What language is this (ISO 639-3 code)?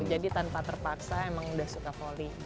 ind